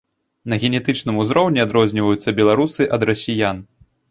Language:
Belarusian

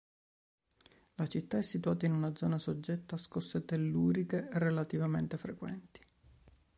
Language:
Italian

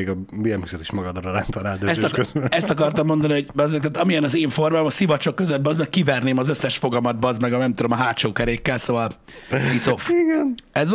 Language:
Hungarian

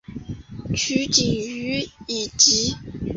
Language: Chinese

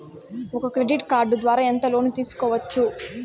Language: Telugu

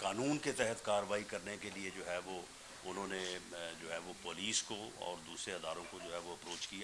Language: Urdu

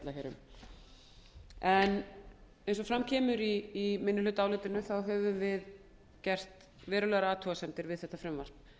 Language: Icelandic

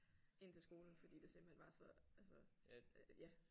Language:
Danish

